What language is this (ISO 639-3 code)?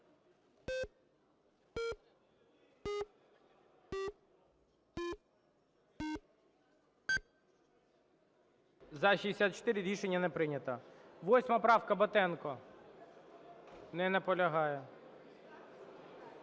ukr